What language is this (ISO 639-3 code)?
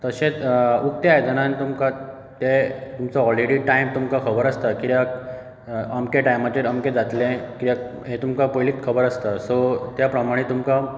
kok